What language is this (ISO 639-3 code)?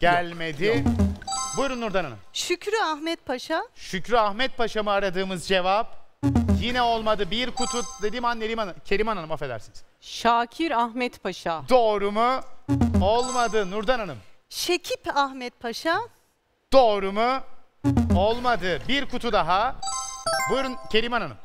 tur